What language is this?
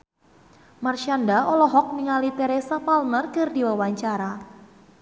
Sundanese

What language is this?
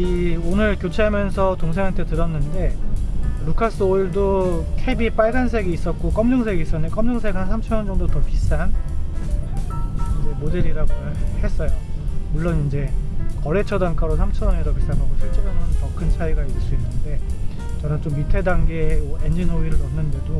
Korean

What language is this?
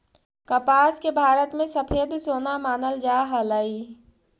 Magahi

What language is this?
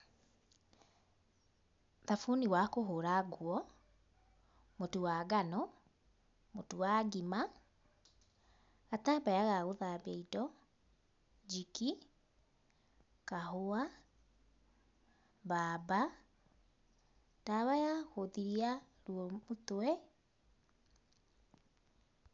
Kikuyu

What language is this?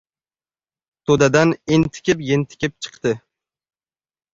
Uzbek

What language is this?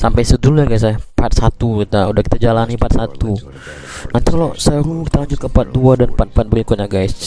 Indonesian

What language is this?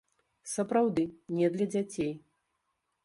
Belarusian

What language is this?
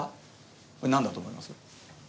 Japanese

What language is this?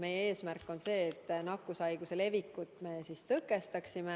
Estonian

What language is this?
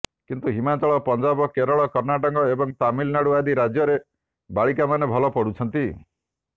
Odia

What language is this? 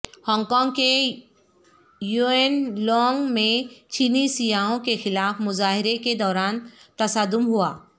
Urdu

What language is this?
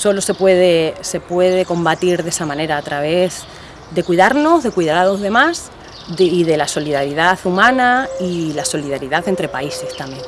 Spanish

